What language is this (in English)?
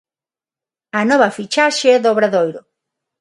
Galician